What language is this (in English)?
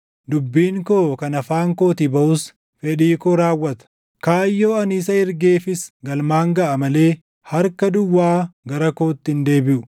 Oromo